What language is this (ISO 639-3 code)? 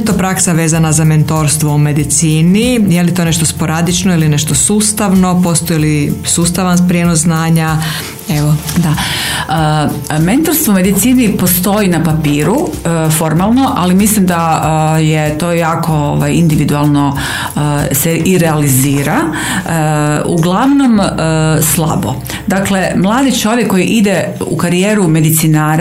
hrv